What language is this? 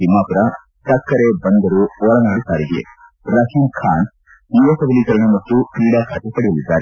Kannada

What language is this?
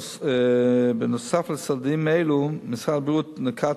Hebrew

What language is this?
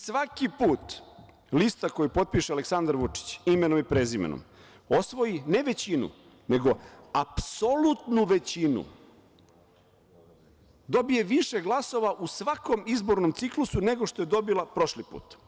Serbian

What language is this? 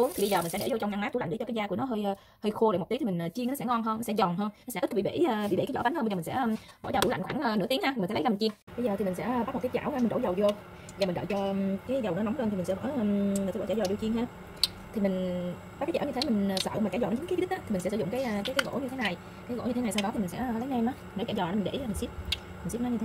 Vietnamese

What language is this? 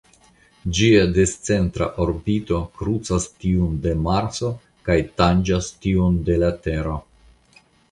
Esperanto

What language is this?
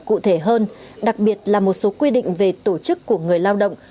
Vietnamese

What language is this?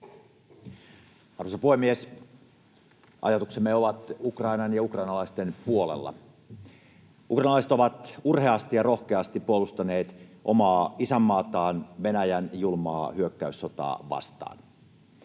Finnish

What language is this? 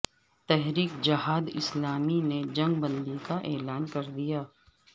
Urdu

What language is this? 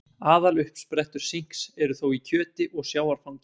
Icelandic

